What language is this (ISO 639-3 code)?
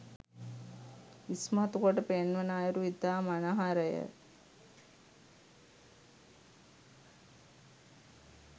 sin